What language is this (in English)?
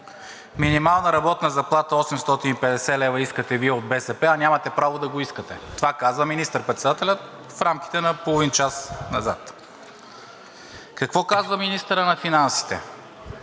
Bulgarian